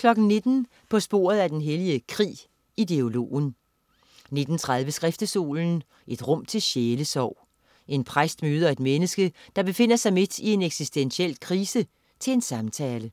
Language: Danish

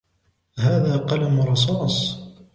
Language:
Arabic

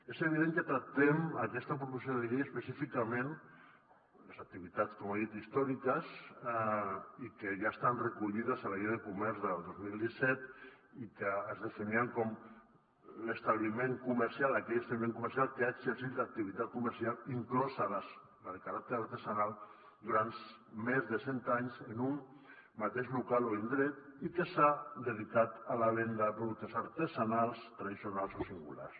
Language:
Catalan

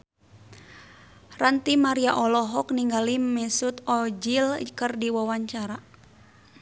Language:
Sundanese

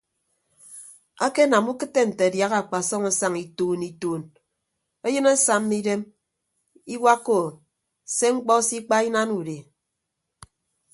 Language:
Ibibio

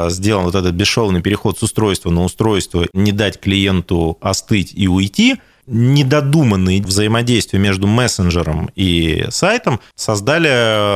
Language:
Russian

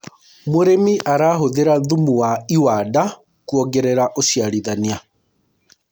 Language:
Kikuyu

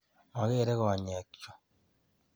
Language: Kalenjin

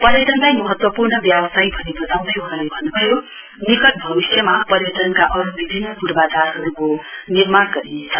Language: Nepali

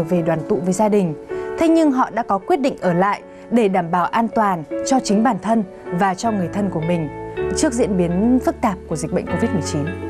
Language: Vietnamese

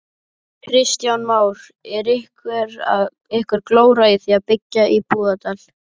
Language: Icelandic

